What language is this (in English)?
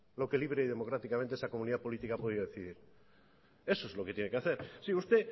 Spanish